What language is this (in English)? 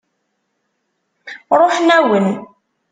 Kabyle